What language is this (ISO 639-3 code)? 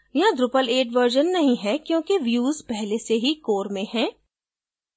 hin